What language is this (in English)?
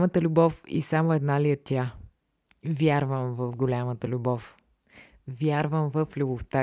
Bulgarian